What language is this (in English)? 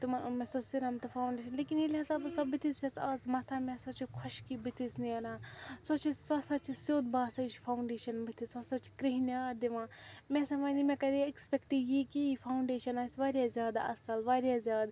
Kashmiri